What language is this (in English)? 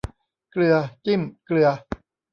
Thai